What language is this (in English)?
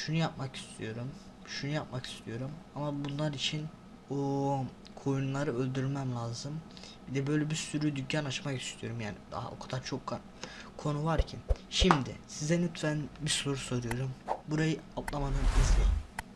Turkish